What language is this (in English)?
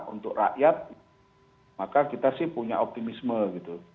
Indonesian